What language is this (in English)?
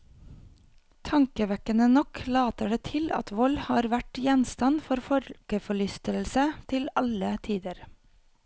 Norwegian